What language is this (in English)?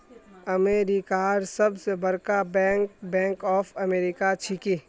Magahi